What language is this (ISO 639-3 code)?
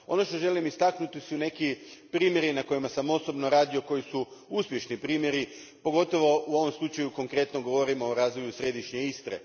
hrv